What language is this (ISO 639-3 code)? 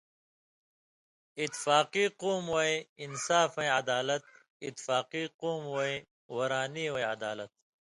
mvy